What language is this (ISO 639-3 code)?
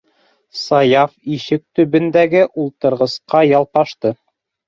bak